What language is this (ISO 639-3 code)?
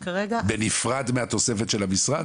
heb